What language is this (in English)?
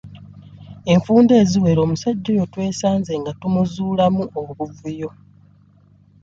Ganda